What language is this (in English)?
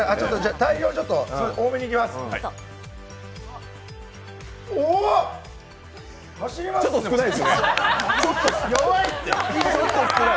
Japanese